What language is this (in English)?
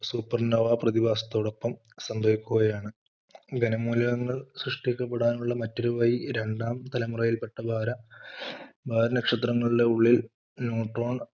Malayalam